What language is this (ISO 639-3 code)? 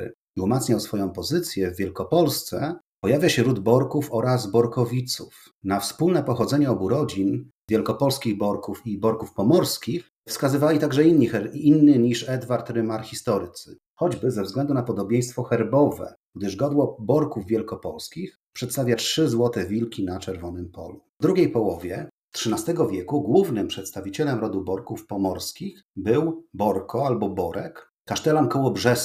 pol